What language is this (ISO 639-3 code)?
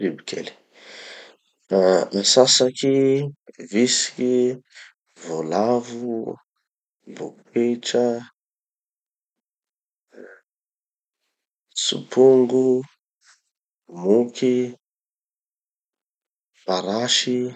txy